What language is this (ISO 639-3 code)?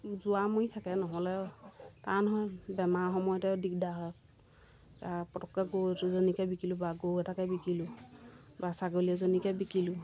asm